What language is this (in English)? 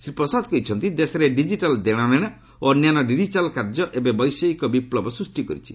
Odia